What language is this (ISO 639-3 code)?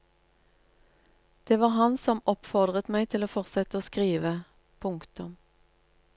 nor